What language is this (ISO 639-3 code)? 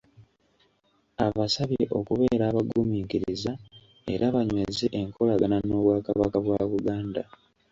lug